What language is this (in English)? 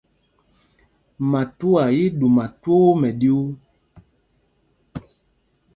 Mpumpong